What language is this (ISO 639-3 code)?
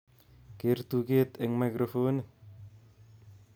kln